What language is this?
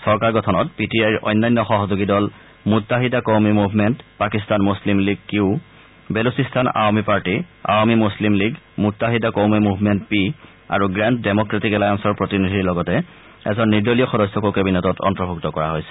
Assamese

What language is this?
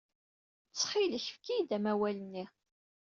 Kabyle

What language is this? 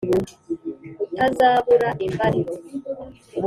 Kinyarwanda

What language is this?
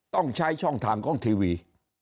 Thai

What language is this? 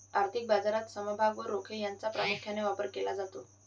Marathi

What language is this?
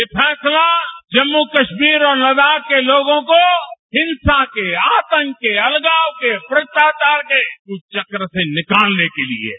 Hindi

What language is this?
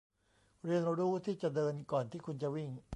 Thai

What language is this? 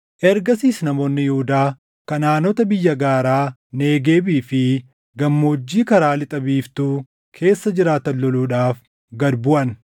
Oromo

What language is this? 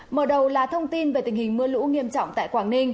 Vietnamese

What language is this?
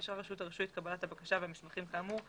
Hebrew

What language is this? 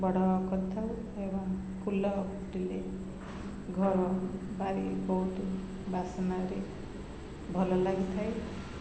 Odia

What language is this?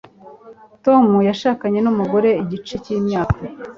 Kinyarwanda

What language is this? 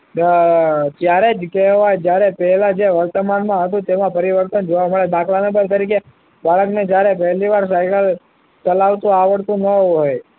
Gujarati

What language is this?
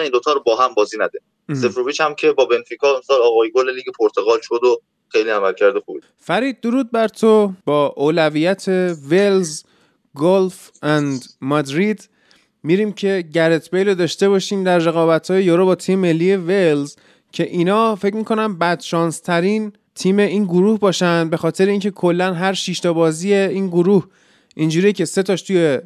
Persian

